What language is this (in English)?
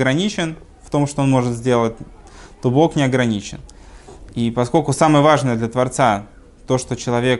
Russian